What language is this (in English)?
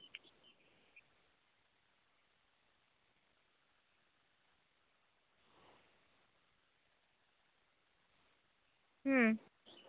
Santali